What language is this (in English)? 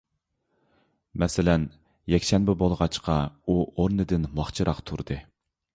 Uyghur